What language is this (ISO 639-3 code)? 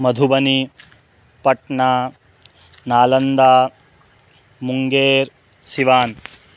san